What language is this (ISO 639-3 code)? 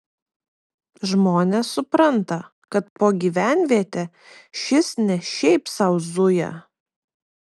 lit